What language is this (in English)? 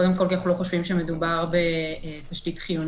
Hebrew